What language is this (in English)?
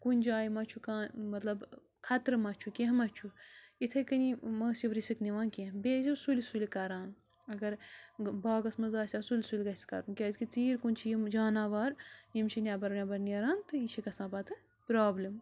Kashmiri